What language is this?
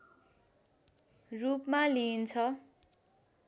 Nepali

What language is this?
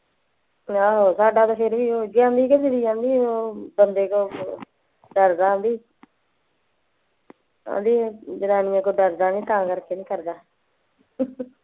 Punjabi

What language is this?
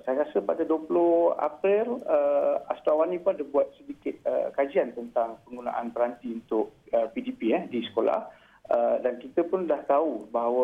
Malay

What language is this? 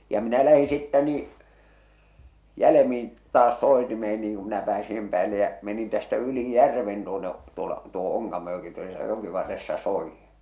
Finnish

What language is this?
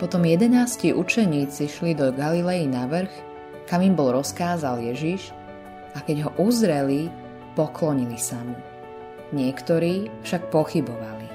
Slovak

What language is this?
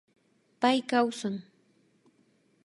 Imbabura Highland Quichua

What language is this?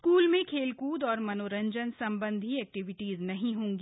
Hindi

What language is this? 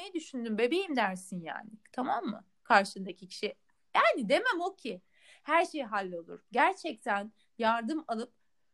Turkish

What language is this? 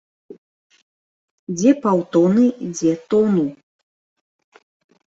Belarusian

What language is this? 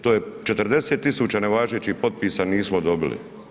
Croatian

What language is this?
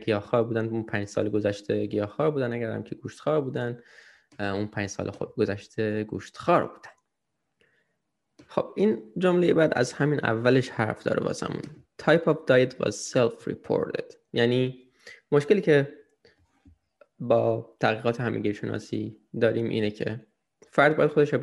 Persian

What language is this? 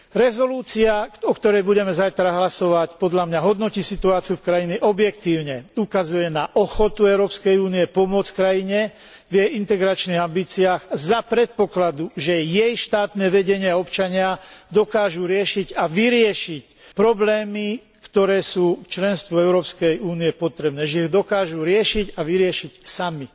Slovak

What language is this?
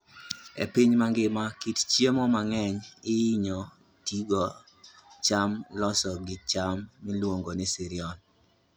Luo (Kenya and Tanzania)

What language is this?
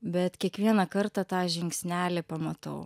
Lithuanian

